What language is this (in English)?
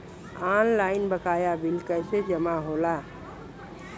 Bhojpuri